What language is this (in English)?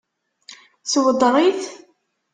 Kabyle